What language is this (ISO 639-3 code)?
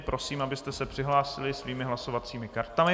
ces